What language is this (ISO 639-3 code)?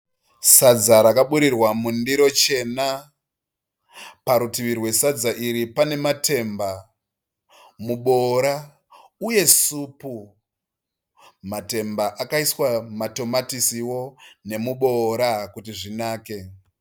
sna